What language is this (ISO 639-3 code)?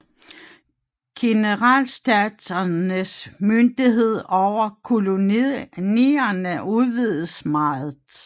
dan